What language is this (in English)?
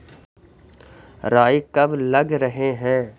Magahi